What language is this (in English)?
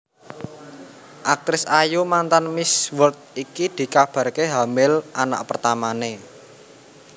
Javanese